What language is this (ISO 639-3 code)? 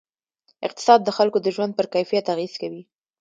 pus